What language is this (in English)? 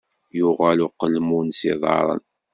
Kabyle